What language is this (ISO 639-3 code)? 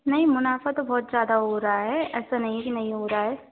hin